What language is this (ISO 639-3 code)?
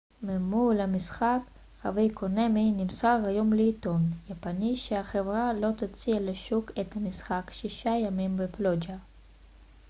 heb